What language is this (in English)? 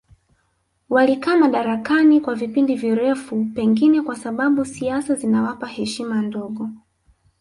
Swahili